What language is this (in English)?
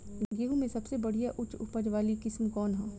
Bhojpuri